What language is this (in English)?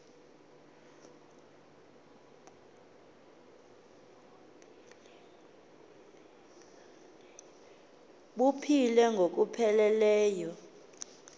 Xhosa